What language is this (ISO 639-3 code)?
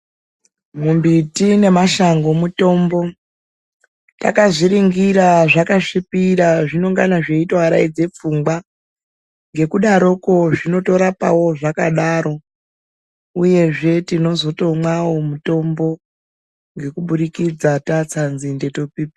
ndc